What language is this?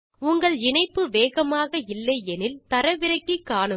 Tamil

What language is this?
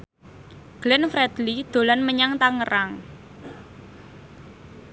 Javanese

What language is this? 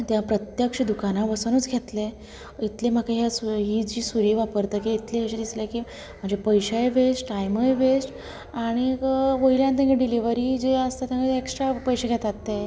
Konkani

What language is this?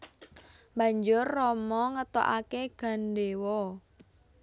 Javanese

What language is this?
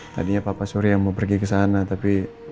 Indonesian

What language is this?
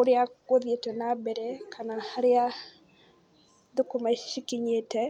Kikuyu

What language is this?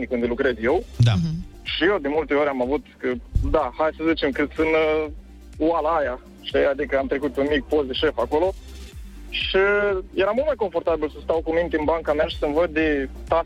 Romanian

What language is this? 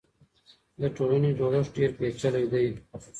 Pashto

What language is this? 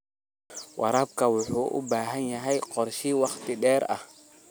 Somali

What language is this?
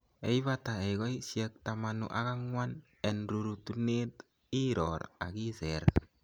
Kalenjin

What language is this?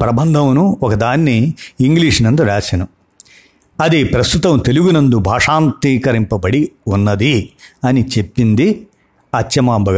Telugu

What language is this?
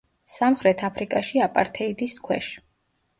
Georgian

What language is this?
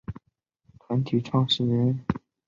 Chinese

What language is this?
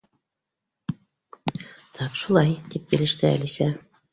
Bashkir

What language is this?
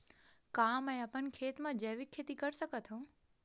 Chhattisgarhi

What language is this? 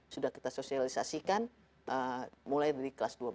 Indonesian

